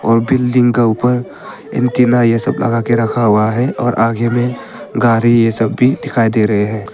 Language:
Hindi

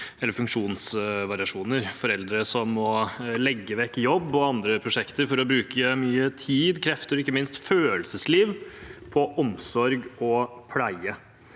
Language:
Norwegian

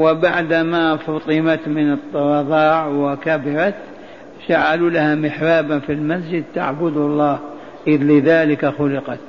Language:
Arabic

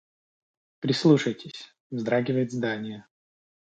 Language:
Russian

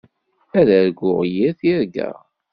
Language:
Kabyle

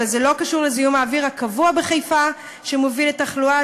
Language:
Hebrew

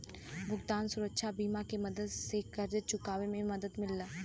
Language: Bhojpuri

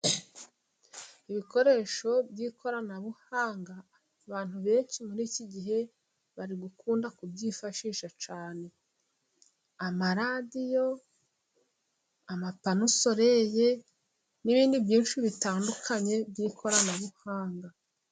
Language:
Kinyarwanda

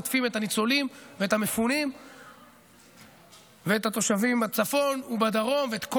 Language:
Hebrew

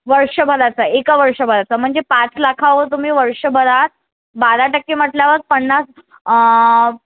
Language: Marathi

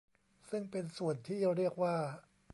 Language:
Thai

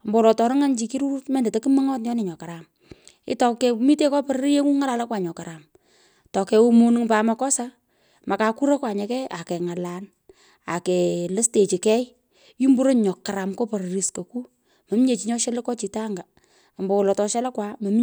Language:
Pökoot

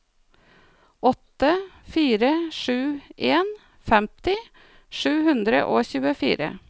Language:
Norwegian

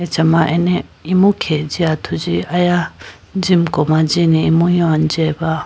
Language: Idu-Mishmi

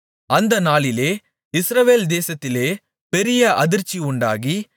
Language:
Tamil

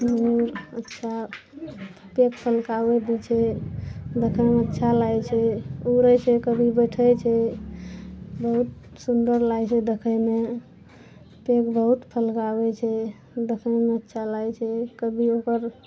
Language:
Maithili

